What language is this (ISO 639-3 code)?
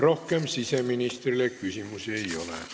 est